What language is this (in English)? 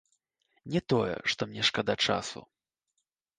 Belarusian